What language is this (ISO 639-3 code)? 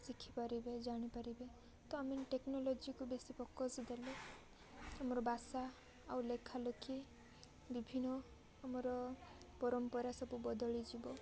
ori